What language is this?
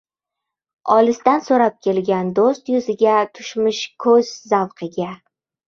Uzbek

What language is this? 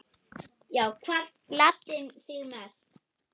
Icelandic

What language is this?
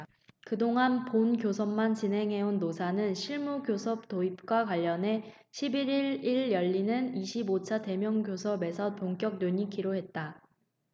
Korean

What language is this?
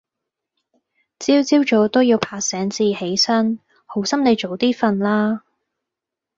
Cantonese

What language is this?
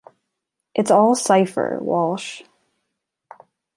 English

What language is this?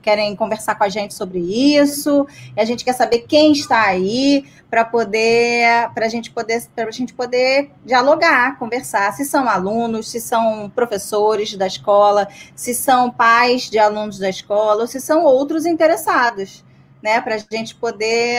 Portuguese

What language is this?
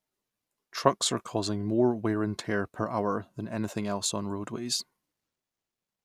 English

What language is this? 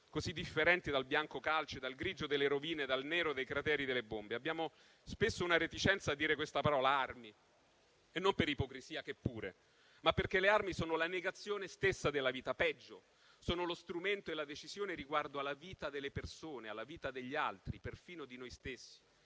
Italian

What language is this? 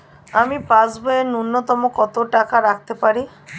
Bangla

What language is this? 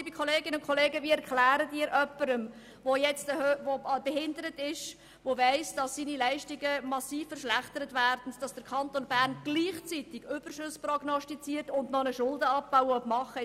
Swiss German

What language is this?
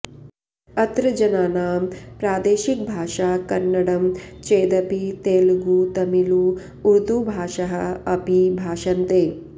Sanskrit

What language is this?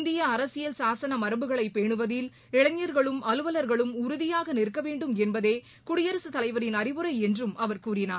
Tamil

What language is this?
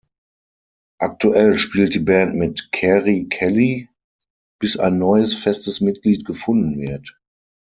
German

